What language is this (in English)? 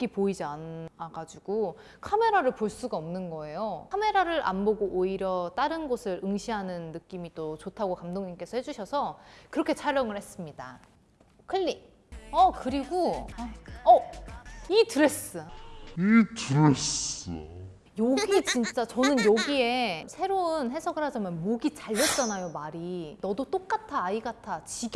Korean